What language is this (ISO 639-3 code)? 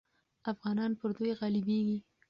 pus